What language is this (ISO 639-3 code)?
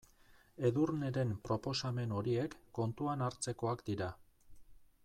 eus